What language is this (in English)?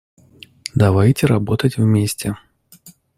Russian